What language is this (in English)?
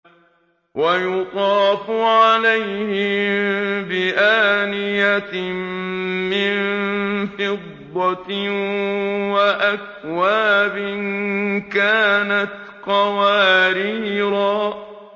Arabic